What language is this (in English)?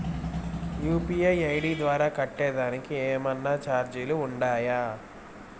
Telugu